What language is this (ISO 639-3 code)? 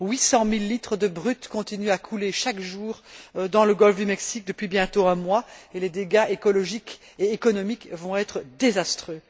fra